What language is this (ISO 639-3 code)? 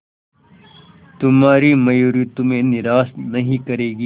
hin